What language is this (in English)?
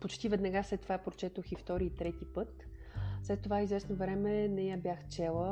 Bulgarian